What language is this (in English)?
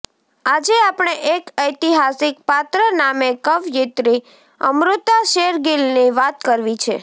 Gujarati